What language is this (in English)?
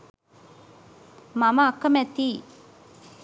Sinhala